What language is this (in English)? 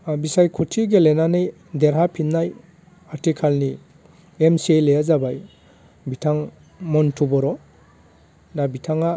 Bodo